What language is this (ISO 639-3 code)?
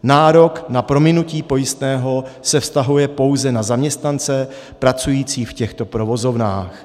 ces